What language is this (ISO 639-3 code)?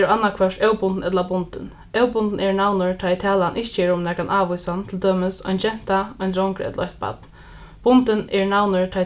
fao